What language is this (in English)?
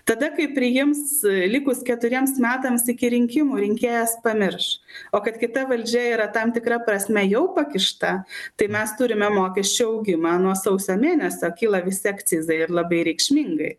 Lithuanian